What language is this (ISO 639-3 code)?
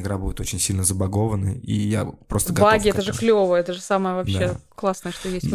rus